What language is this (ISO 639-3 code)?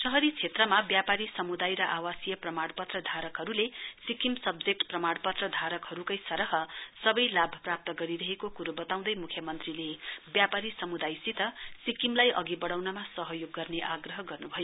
nep